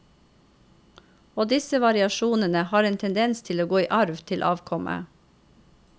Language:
Norwegian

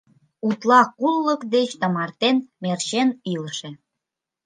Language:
Mari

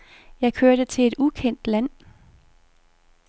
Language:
Danish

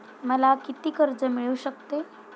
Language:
Marathi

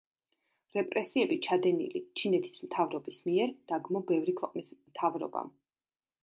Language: Georgian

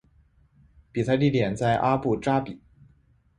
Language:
Chinese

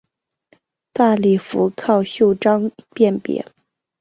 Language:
Chinese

